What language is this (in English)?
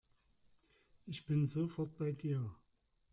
German